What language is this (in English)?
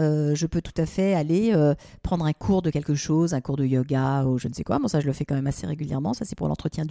French